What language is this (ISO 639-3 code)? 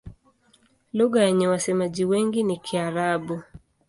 swa